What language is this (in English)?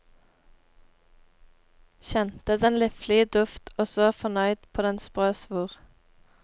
Norwegian